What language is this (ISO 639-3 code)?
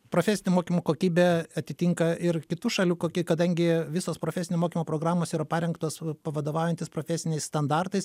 lit